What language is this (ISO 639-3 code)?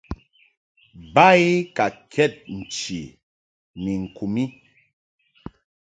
mhk